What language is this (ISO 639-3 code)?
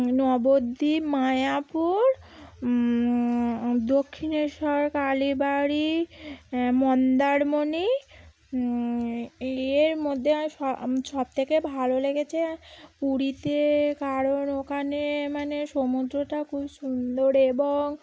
ben